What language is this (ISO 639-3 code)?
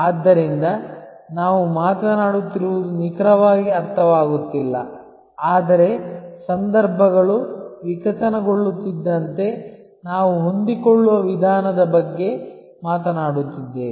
kan